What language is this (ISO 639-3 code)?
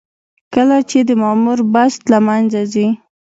pus